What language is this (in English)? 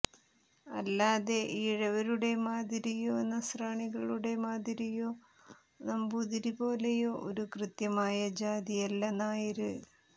Malayalam